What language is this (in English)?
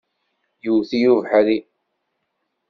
Kabyle